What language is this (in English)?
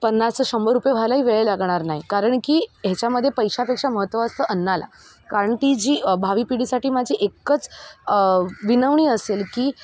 Marathi